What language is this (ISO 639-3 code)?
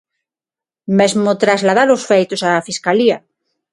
glg